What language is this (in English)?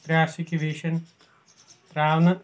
Kashmiri